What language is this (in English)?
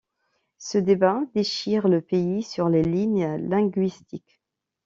French